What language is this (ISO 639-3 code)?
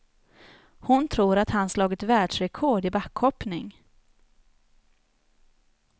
swe